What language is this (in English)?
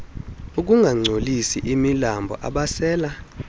Xhosa